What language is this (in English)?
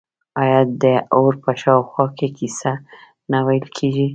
Pashto